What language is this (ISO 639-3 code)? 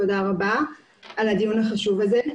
heb